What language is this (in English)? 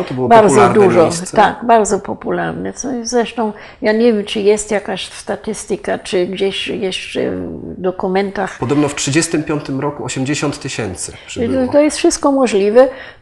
Polish